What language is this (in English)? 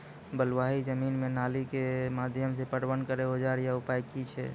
Maithili